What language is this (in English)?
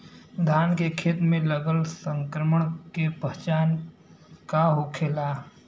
Bhojpuri